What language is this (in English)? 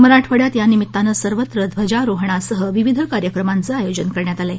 Marathi